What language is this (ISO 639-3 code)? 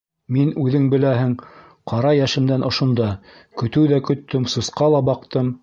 bak